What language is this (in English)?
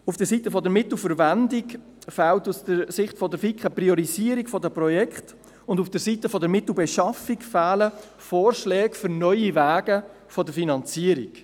Swiss German